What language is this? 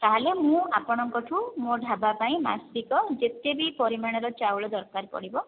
Odia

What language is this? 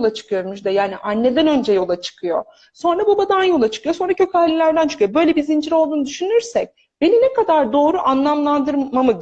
Turkish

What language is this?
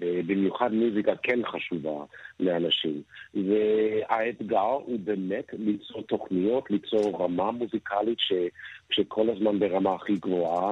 Hebrew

